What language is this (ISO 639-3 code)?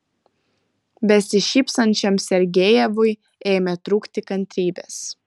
lit